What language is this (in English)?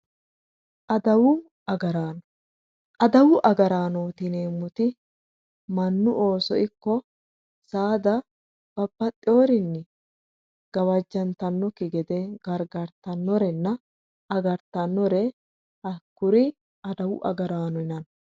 Sidamo